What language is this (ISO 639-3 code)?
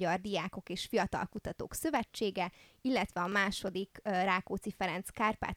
hun